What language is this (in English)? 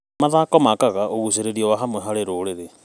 Kikuyu